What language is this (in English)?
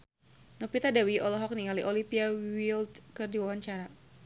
Sundanese